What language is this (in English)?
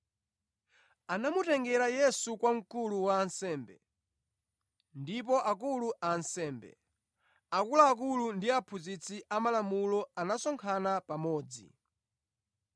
Nyanja